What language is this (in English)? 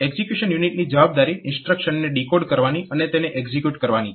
Gujarati